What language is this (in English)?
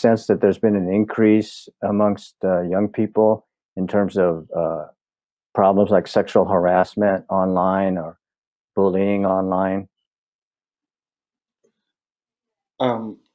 English